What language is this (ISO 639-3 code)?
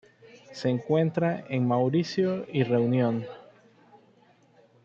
spa